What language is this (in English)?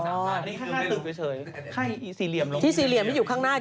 Thai